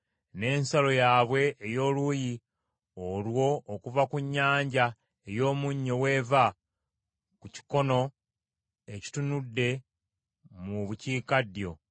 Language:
Ganda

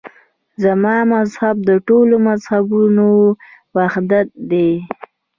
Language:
Pashto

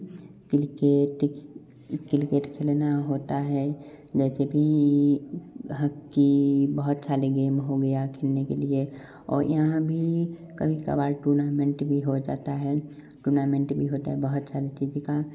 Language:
Hindi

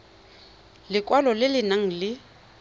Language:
Tswana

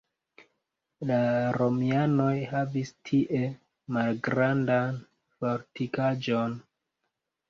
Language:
Esperanto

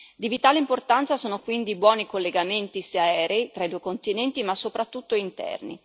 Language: Italian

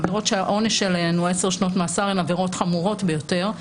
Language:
Hebrew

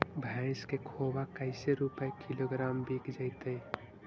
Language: Magahi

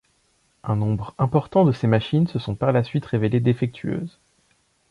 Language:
French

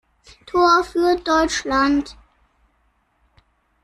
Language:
German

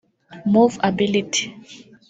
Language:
Kinyarwanda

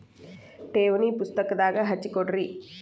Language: Kannada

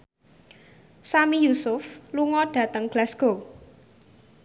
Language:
Javanese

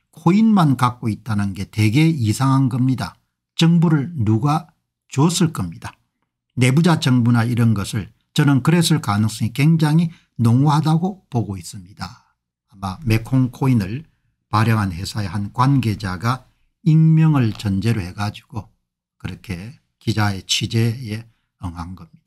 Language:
Korean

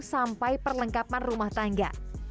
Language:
Indonesian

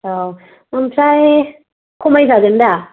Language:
Bodo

